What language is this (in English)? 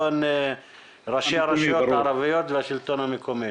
Hebrew